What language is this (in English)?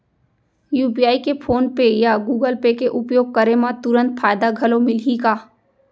Chhattisgarhi